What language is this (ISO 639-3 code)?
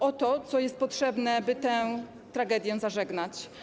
pol